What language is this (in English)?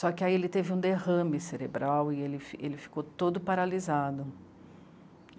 Portuguese